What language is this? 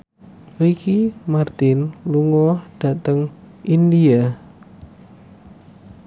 Javanese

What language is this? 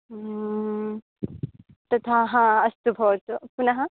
Sanskrit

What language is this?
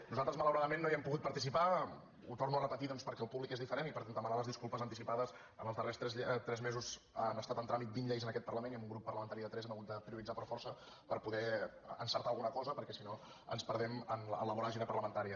Catalan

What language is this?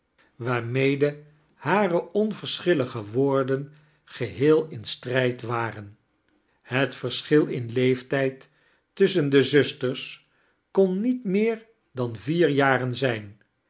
Dutch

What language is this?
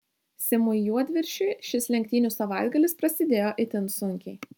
Lithuanian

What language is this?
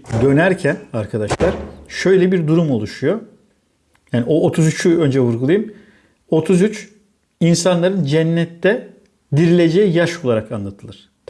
Turkish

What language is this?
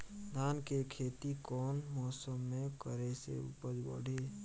Bhojpuri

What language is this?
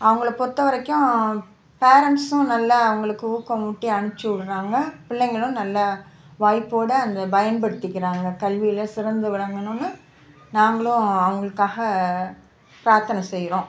Tamil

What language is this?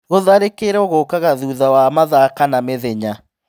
Kikuyu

